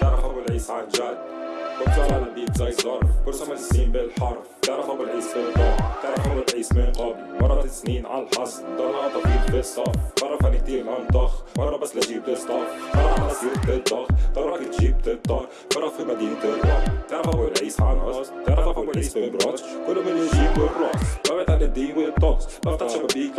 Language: Arabic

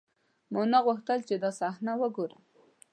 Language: Pashto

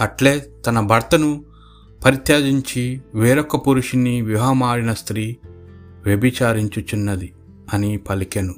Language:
Telugu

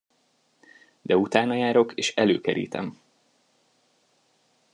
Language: Hungarian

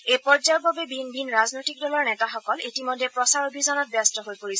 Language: Assamese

